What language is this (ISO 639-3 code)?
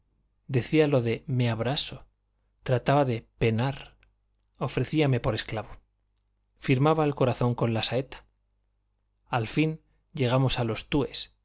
spa